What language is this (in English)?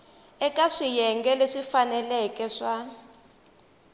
Tsonga